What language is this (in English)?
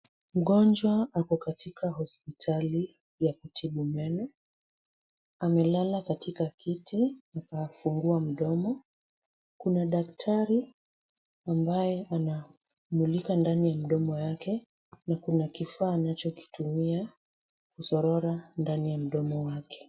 Swahili